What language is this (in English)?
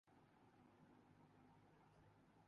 Urdu